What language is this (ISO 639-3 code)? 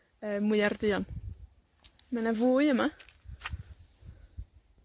cym